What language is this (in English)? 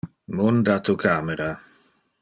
Interlingua